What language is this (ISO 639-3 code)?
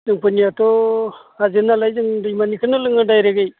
brx